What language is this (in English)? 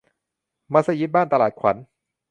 Thai